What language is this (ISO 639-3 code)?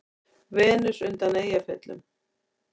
isl